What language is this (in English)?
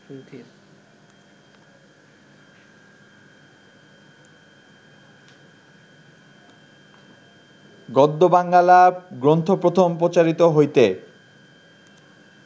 Bangla